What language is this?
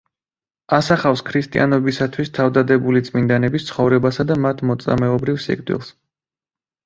Georgian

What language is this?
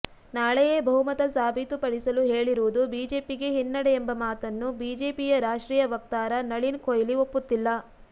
Kannada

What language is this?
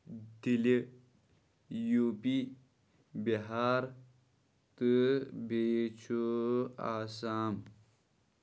Kashmiri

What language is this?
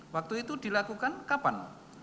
Indonesian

